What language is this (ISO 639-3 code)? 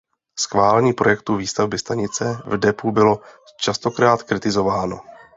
ces